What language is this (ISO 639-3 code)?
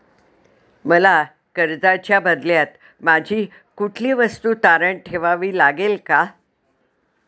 mar